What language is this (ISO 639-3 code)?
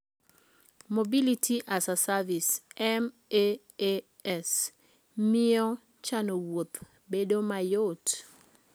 luo